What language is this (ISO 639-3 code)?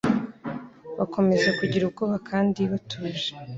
kin